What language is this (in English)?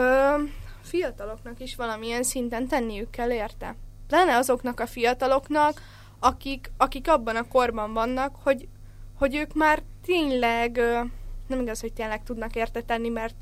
Hungarian